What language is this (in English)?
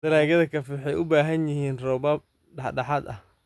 Somali